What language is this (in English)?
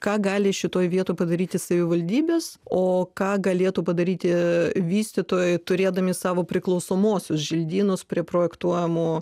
Lithuanian